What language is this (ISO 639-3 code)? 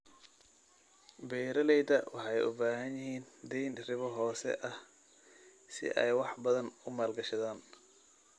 som